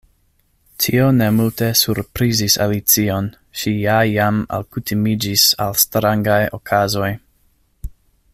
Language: Esperanto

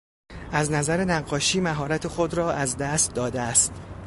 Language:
Persian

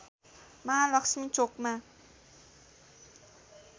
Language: Nepali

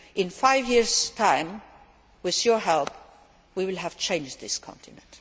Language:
English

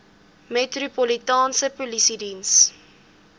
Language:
Afrikaans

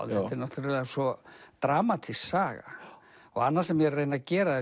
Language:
Icelandic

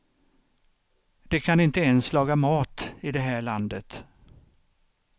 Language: Swedish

